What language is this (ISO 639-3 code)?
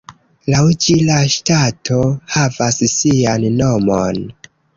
epo